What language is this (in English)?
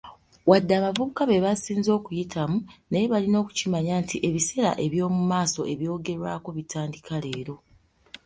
Ganda